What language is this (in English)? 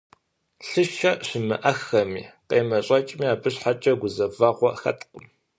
Kabardian